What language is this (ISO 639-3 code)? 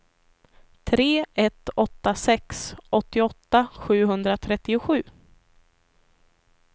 swe